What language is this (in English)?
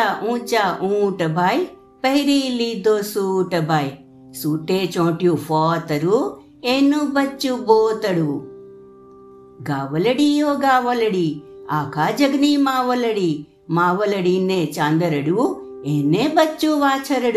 Gujarati